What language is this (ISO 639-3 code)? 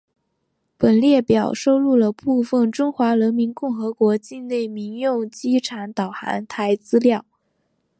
zho